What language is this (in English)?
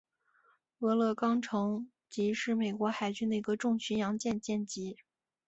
Chinese